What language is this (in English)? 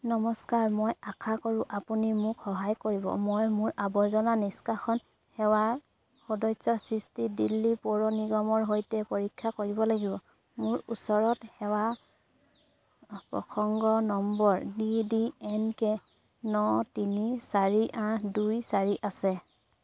Assamese